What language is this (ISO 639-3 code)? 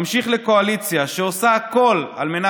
heb